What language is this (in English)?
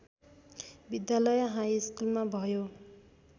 Nepali